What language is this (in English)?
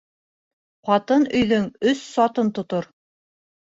Bashkir